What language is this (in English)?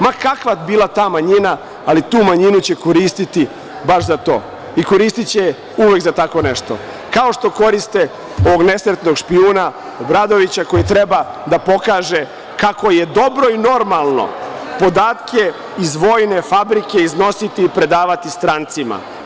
Serbian